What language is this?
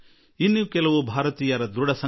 Kannada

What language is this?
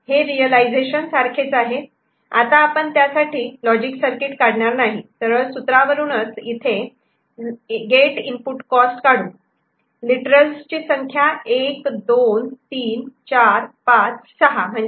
Marathi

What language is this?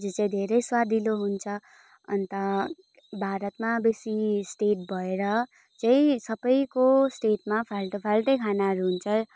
Nepali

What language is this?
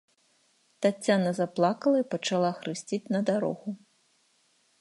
Belarusian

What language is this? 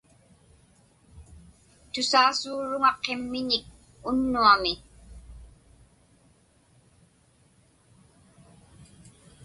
Inupiaq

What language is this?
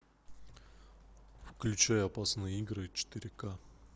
Russian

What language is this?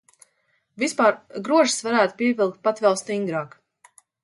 Latvian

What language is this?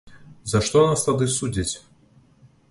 Belarusian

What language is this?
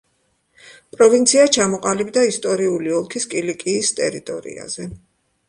Georgian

